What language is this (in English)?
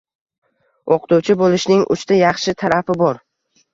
Uzbek